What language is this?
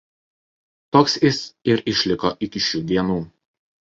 Lithuanian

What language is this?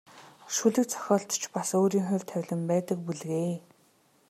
Mongolian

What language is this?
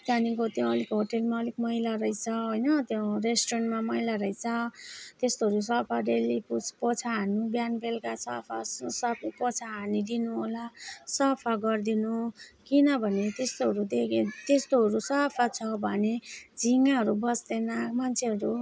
Nepali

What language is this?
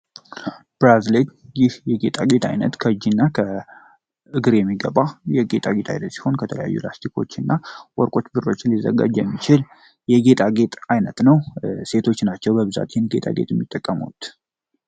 Amharic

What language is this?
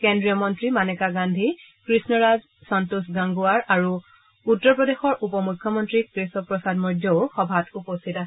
Assamese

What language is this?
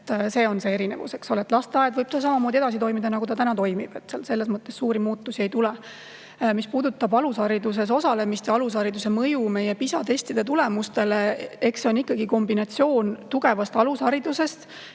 Estonian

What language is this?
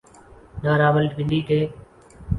Urdu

